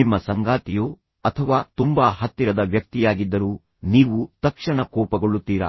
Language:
Kannada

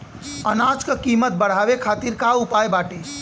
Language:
Bhojpuri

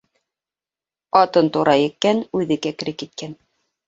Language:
Bashkir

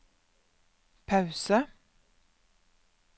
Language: Norwegian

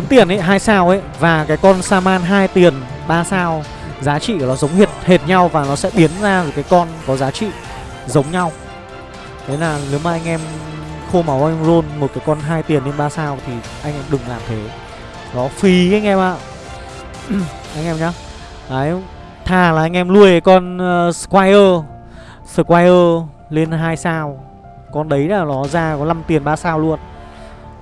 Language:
Vietnamese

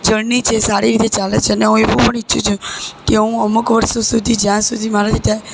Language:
Gujarati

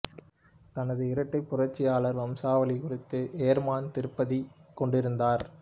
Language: Tamil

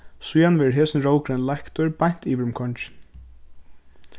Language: Faroese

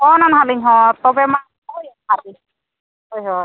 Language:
Santali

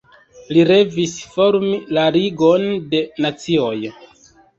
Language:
Esperanto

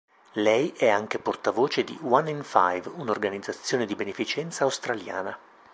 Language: Italian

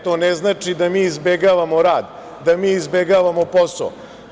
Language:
Serbian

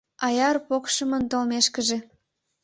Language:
Mari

